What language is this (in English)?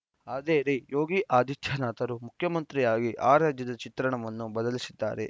Kannada